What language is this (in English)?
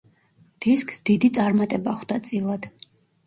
Georgian